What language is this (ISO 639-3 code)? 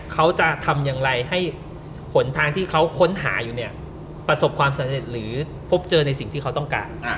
tha